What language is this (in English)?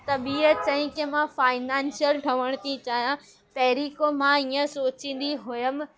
Sindhi